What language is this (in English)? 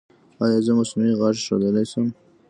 Pashto